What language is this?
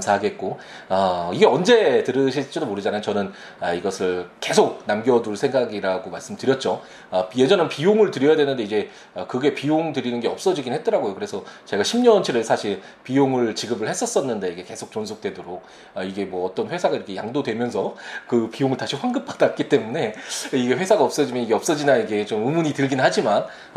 Korean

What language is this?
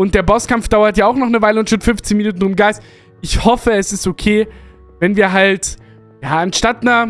German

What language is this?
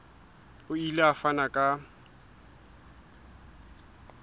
Southern Sotho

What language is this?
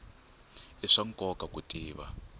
Tsonga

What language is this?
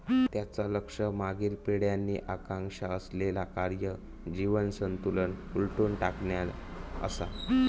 Marathi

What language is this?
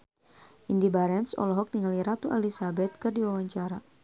Sundanese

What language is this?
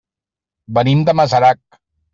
Catalan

